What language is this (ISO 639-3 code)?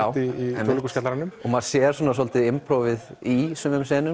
isl